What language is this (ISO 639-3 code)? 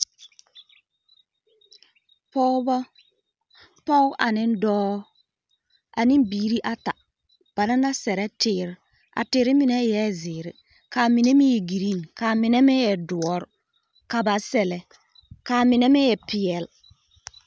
dga